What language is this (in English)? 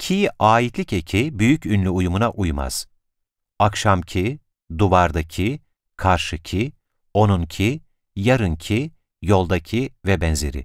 Turkish